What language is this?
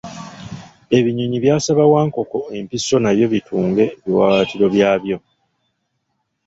Ganda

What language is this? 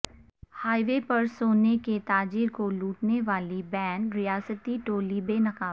Urdu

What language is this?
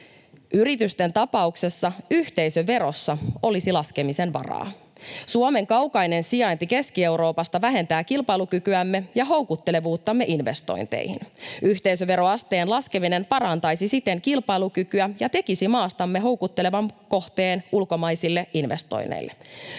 Finnish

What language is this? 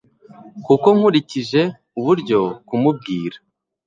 Kinyarwanda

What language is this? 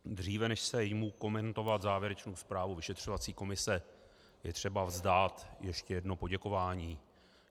Czech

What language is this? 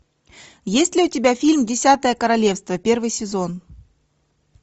Russian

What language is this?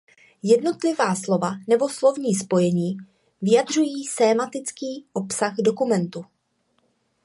Czech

